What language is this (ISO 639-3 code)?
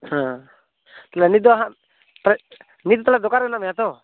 sat